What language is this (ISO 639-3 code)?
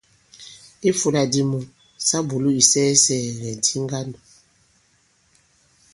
abb